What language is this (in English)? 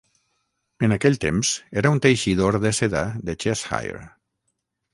Catalan